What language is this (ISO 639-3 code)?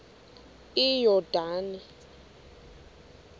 xho